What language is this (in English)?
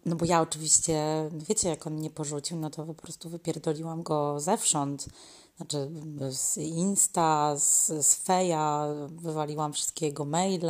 Polish